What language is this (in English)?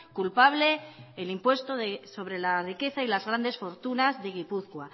Spanish